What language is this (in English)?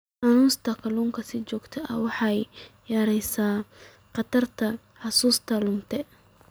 Somali